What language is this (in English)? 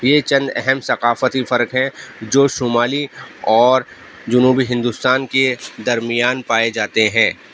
Urdu